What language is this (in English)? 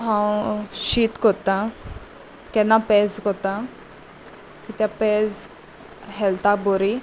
Konkani